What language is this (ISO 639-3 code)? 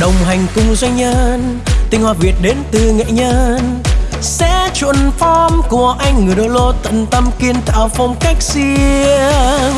vie